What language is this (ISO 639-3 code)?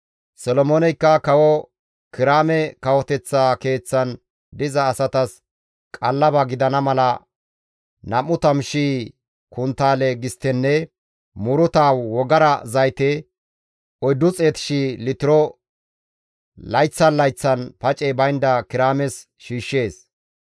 gmv